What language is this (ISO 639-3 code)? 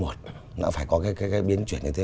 vie